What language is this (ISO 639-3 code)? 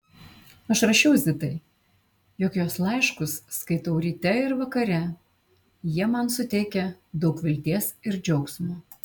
lit